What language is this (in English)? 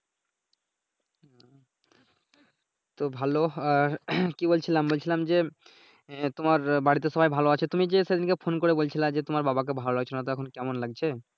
Bangla